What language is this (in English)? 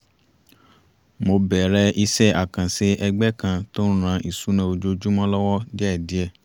Yoruba